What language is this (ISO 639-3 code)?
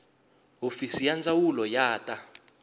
tso